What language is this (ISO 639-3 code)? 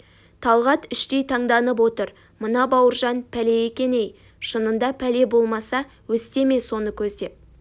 kaz